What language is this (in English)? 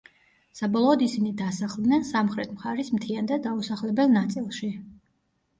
Georgian